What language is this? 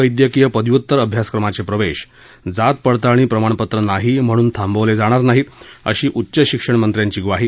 Marathi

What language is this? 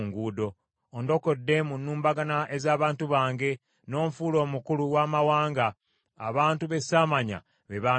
Ganda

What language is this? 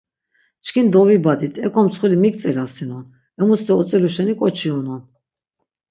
Laz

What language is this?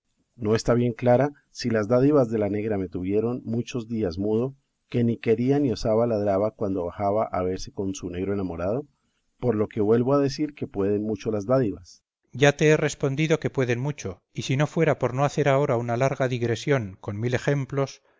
Spanish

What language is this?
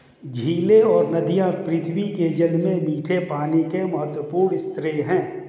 Hindi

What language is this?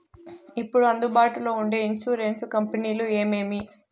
Telugu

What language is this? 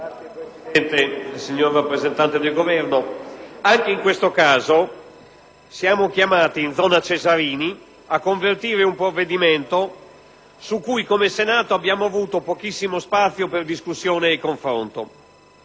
Italian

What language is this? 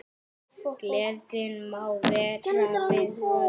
Icelandic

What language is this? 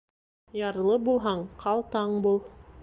Bashkir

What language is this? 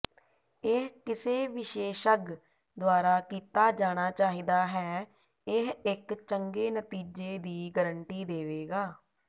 Punjabi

